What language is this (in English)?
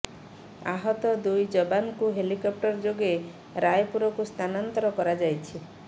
Odia